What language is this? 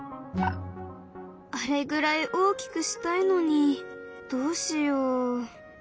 Japanese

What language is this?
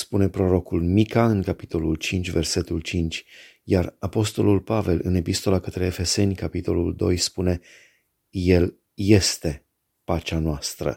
Romanian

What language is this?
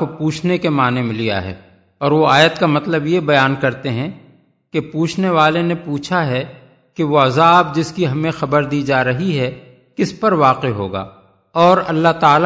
Urdu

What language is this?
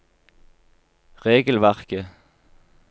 Norwegian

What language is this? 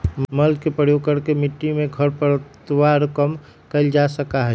Magahi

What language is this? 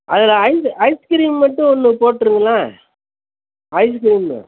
Tamil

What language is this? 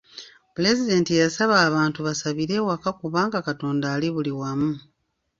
Ganda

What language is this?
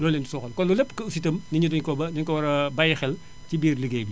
Wolof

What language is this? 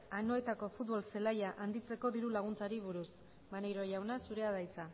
Basque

